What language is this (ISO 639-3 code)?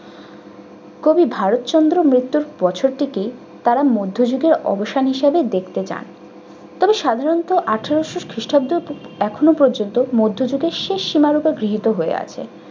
ben